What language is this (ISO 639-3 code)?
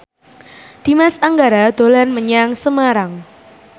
jav